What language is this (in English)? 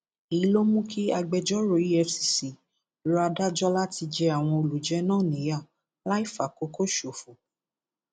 Yoruba